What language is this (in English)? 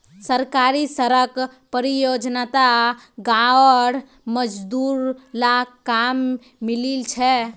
Magahi